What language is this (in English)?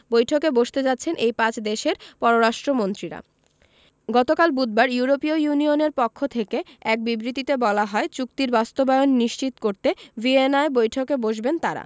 Bangla